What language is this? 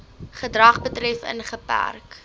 Afrikaans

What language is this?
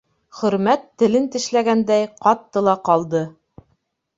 Bashkir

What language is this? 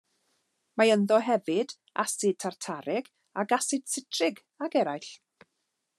Welsh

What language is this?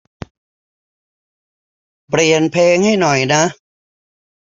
Thai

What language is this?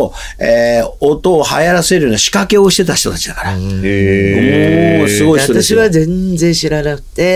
Japanese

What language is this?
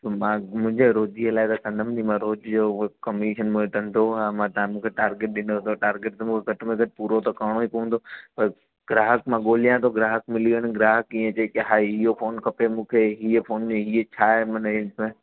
Sindhi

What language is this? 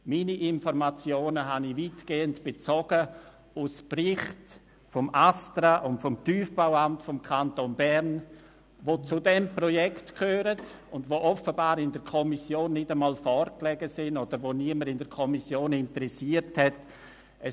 Swiss German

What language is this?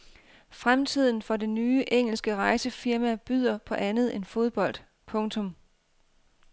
Danish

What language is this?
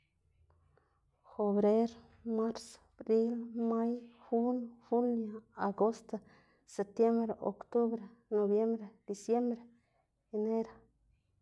Xanaguía Zapotec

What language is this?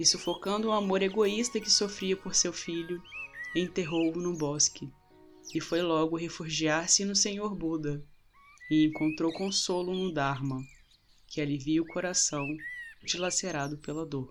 Portuguese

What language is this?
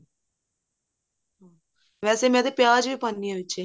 Punjabi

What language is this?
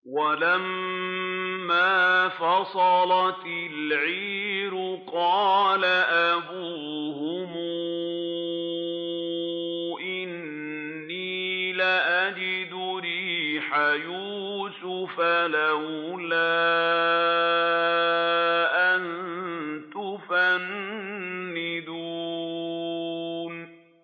Arabic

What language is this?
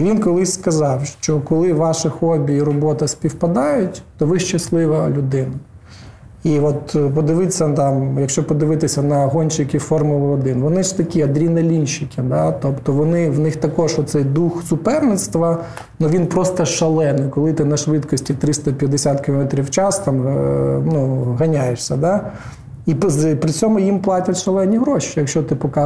Ukrainian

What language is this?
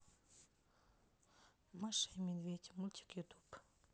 Russian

